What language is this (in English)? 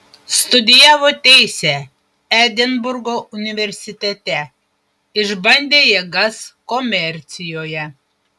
Lithuanian